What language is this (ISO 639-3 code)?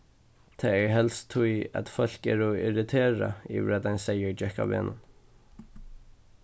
fao